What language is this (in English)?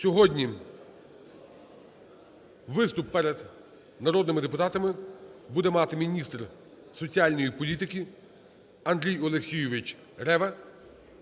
Ukrainian